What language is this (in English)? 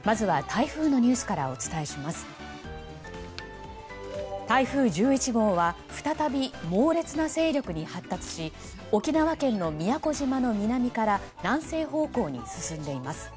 Japanese